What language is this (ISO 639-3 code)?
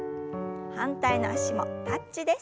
jpn